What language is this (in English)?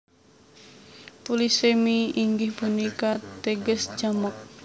Javanese